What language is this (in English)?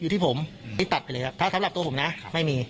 Thai